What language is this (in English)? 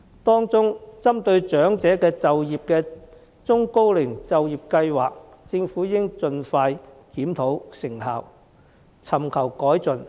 Cantonese